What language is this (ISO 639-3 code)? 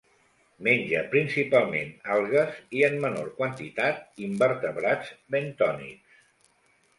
cat